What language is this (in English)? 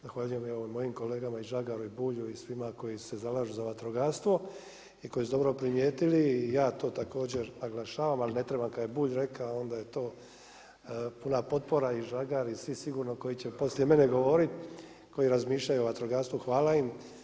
Croatian